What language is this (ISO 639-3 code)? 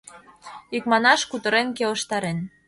chm